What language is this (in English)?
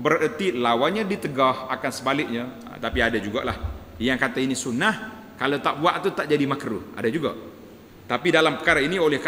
Malay